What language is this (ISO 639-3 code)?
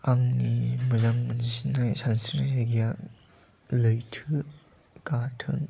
brx